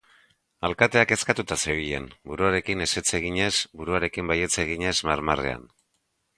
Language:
Basque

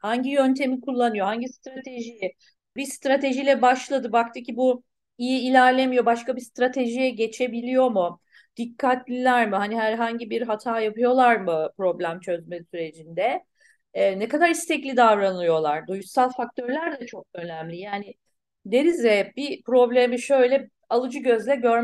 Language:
Turkish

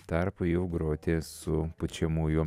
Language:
Lithuanian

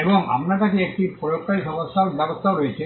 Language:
Bangla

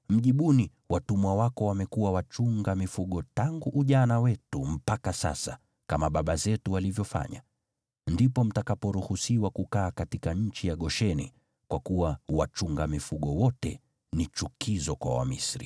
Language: Swahili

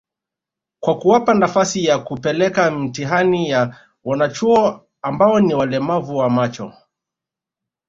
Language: Swahili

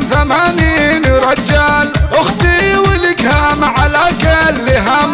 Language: Arabic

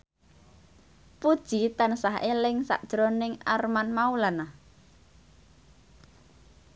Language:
Javanese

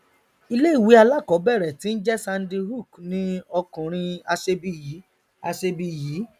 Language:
Yoruba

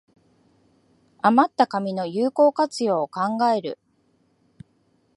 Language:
Japanese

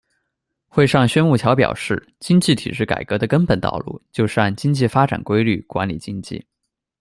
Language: Chinese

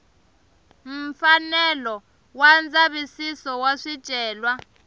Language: Tsonga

